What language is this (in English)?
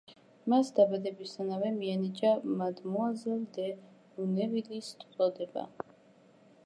Georgian